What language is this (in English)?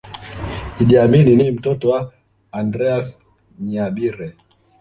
Swahili